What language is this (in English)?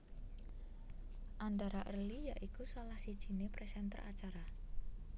Javanese